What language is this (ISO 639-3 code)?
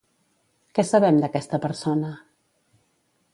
cat